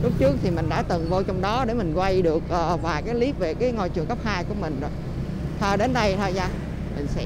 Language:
Vietnamese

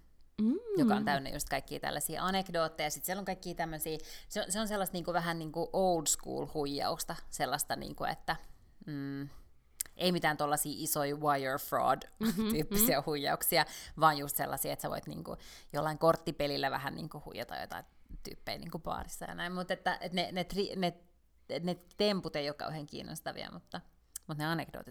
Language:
Finnish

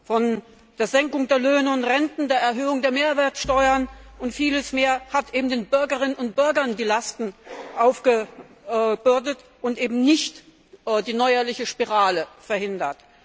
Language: German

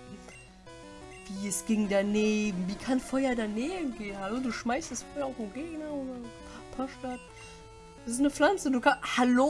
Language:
German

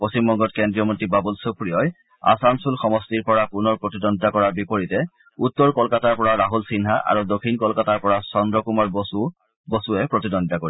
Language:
Assamese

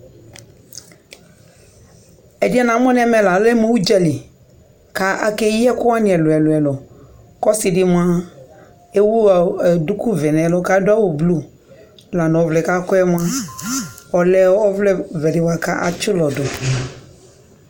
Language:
Ikposo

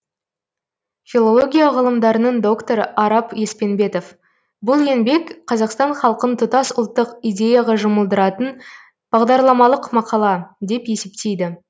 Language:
Kazakh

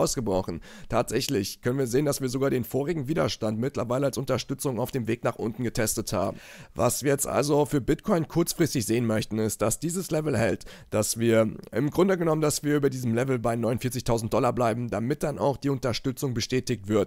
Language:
German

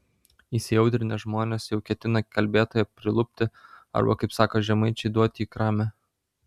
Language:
Lithuanian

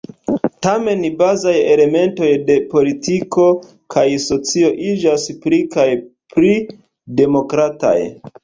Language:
Esperanto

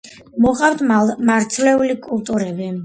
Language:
Georgian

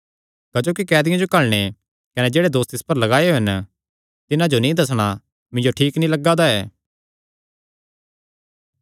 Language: Kangri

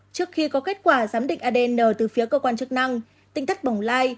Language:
Vietnamese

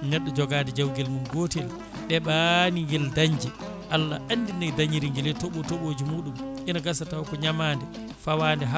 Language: Fula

